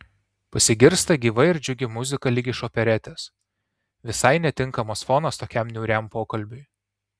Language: Lithuanian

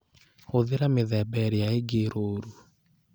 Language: Kikuyu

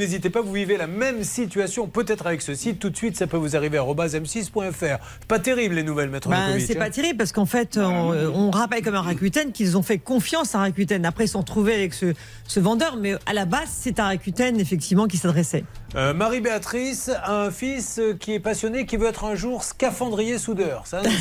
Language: French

